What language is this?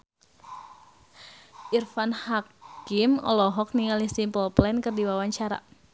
Sundanese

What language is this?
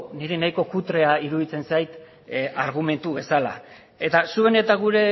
Basque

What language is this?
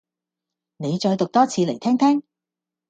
Cantonese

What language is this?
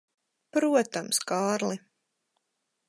Latvian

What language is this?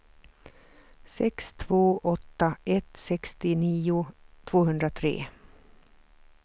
Swedish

